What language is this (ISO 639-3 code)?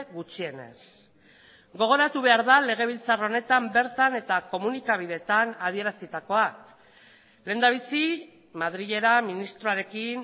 eus